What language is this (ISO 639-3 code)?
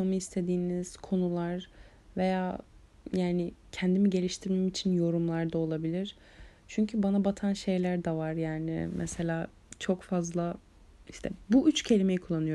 tur